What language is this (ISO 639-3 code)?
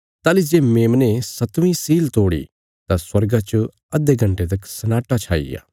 kfs